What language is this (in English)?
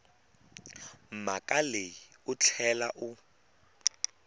Tsonga